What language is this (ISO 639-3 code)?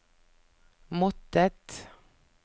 nor